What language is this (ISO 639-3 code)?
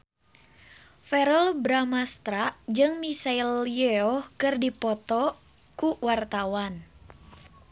sun